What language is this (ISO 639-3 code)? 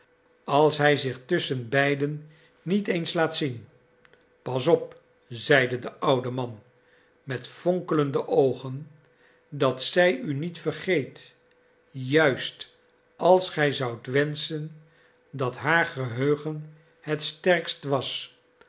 nld